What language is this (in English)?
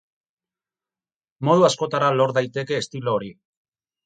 Basque